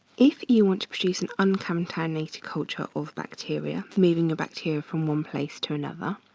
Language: English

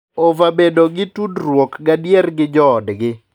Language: Luo (Kenya and Tanzania)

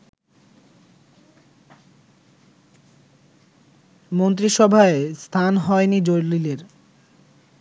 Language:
Bangla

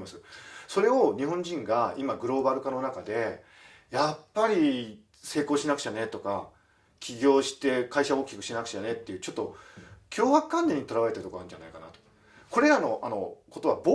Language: Japanese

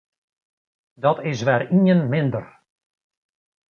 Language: Western Frisian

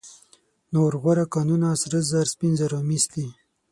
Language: Pashto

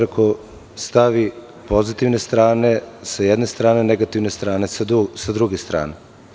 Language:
Serbian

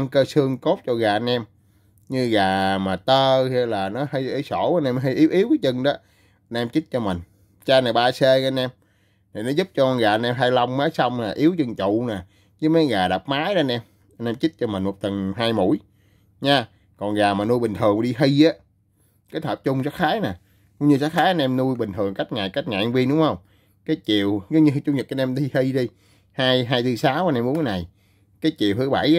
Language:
Vietnamese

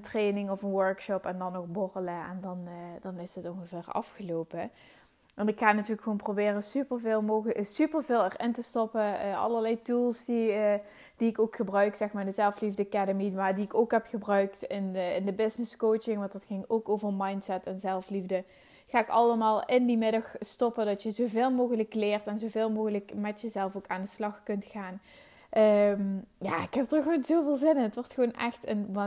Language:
Dutch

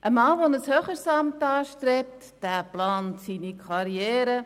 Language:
Swiss German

